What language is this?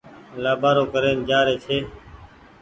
Goaria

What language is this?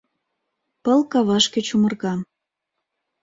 Mari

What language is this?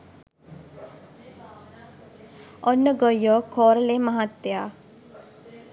Sinhala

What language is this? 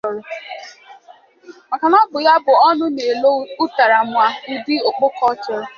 Igbo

